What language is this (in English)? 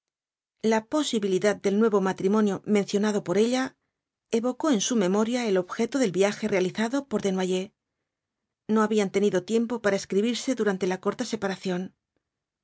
Spanish